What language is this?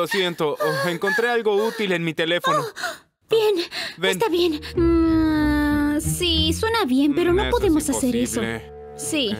Spanish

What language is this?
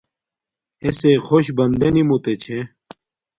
Domaaki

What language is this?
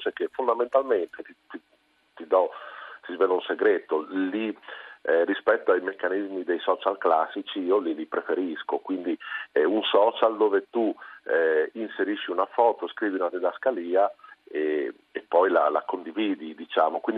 Italian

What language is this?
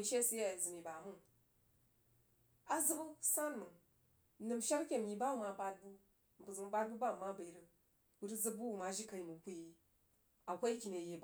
Jiba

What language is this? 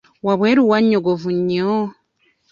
Ganda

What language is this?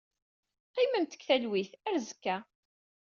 Kabyle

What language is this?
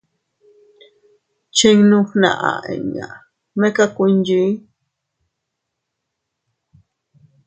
Teutila Cuicatec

